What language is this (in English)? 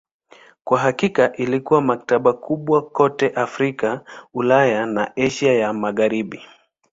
Swahili